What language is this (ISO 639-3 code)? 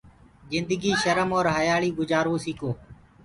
ggg